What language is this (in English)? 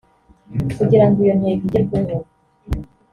Kinyarwanda